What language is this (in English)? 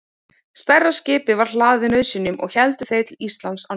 Icelandic